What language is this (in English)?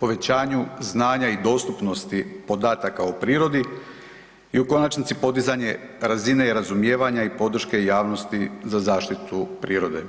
Croatian